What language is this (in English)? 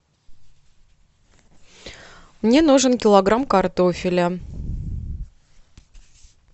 Russian